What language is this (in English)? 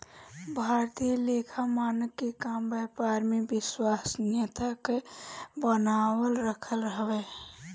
Bhojpuri